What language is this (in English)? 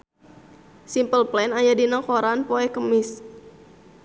Sundanese